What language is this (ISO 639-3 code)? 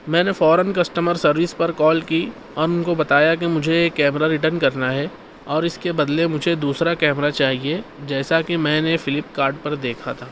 urd